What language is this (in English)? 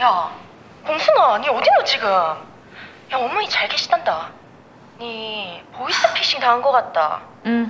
Korean